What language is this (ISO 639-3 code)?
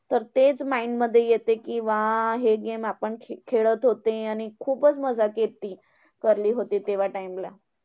mar